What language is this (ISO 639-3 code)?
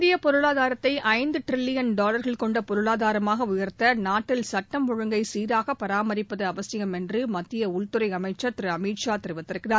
tam